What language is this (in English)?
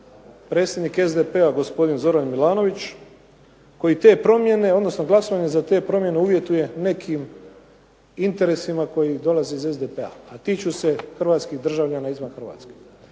Croatian